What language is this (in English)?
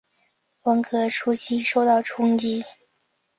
Chinese